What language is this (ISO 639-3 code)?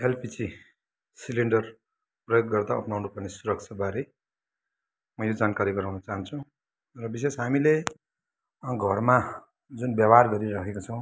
nep